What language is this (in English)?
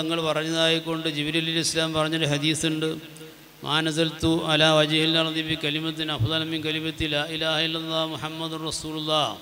Arabic